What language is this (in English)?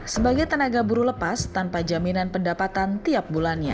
Indonesian